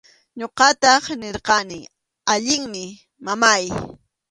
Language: Arequipa-La Unión Quechua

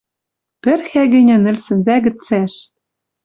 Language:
Western Mari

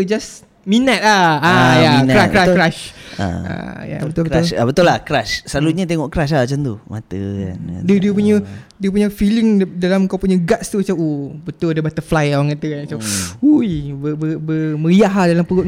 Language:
Malay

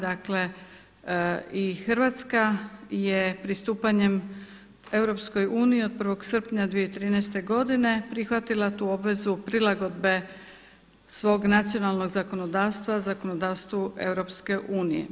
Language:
Croatian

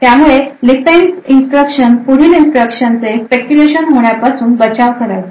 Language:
Marathi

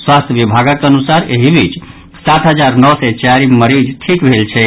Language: Maithili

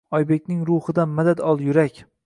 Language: Uzbek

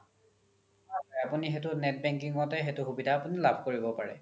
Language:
Assamese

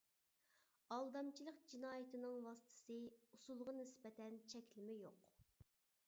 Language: Uyghur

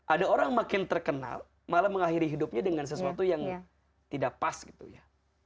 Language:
Indonesian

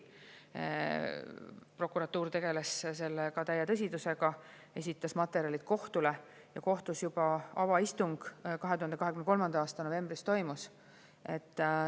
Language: Estonian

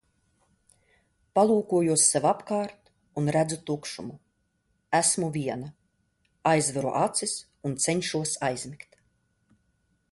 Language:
Latvian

